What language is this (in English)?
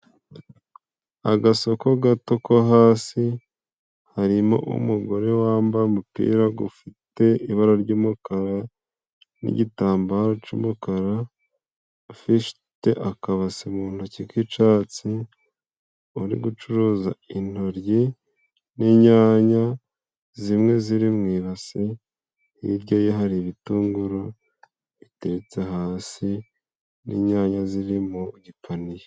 Kinyarwanda